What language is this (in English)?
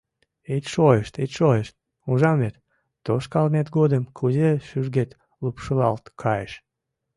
Mari